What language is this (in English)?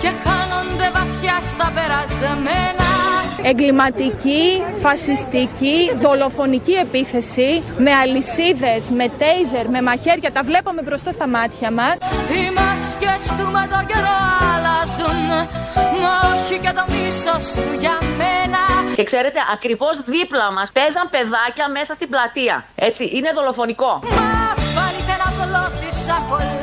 Greek